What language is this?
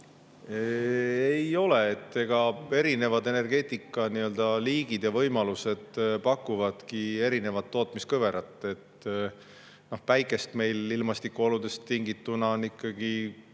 Estonian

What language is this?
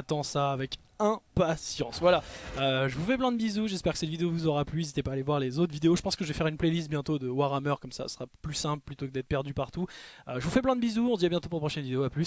French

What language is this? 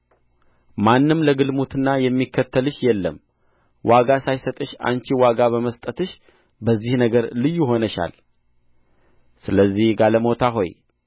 Amharic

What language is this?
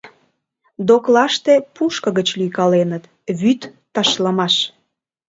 Mari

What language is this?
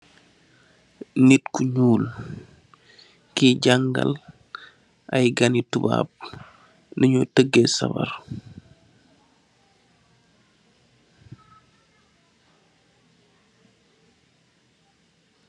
Wolof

